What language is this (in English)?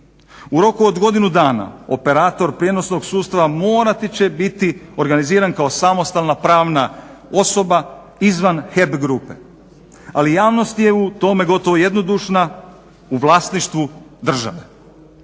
Croatian